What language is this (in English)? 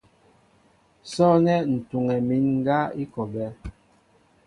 Mbo (Cameroon)